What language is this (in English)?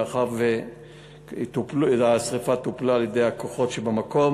Hebrew